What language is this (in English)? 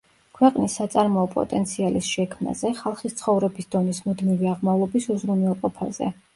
Georgian